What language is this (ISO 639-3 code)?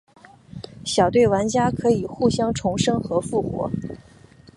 zho